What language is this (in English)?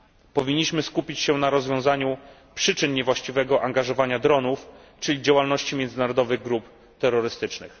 Polish